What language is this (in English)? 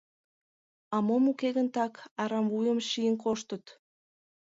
Mari